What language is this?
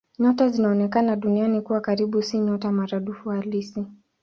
Swahili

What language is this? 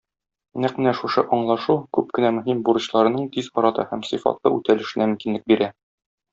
Tatar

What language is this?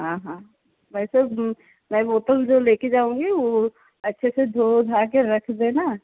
Hindi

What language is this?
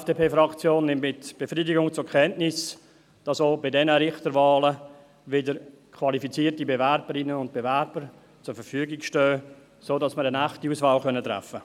Swiss German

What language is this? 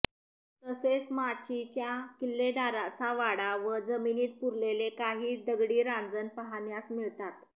Marathi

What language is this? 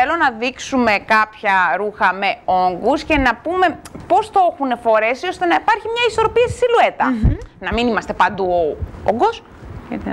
Greek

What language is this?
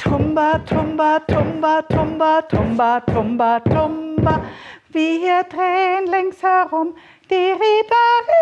German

